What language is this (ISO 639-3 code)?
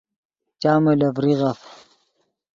ydg